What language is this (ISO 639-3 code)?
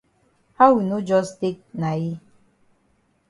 wes